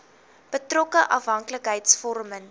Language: Afrikaans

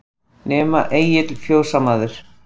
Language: Icelandic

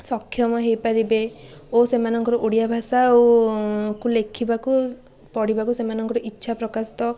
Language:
Odia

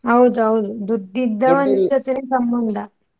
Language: Kannada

